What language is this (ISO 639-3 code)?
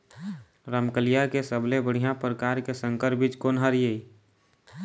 hne